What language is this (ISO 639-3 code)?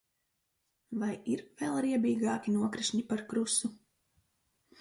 lav